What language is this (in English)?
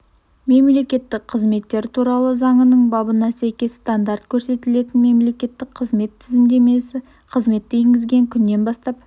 Kazakh